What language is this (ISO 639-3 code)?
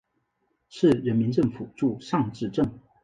zho